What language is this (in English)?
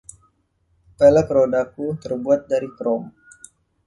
Indonesian